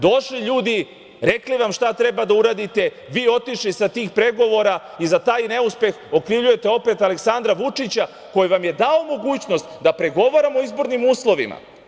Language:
Serbian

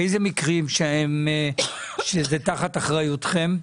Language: Hebrew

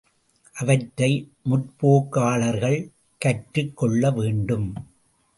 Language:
Tamil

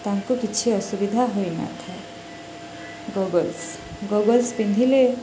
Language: Odia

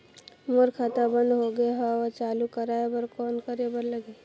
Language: Chhattisgarhi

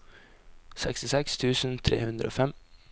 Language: Norwegian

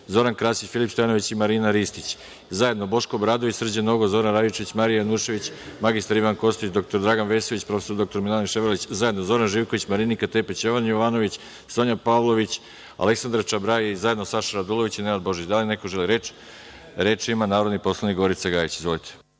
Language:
Serbian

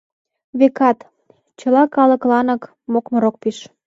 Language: Mari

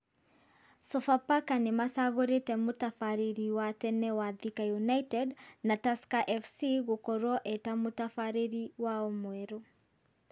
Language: Kikuyu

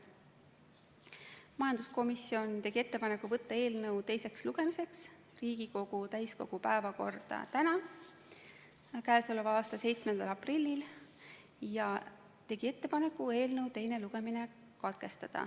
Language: Estonian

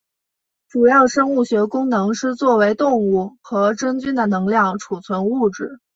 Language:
Chinese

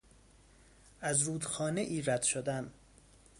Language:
Persian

